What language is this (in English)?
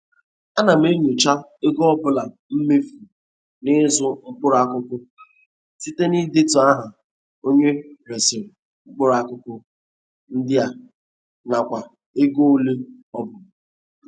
Igbo